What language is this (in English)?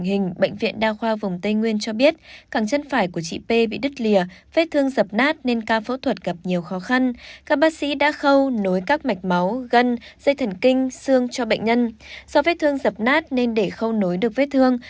Vietnamese